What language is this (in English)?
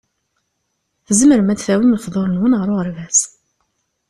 Kabyle